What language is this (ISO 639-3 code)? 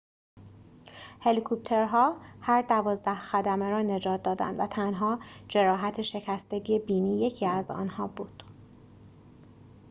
fas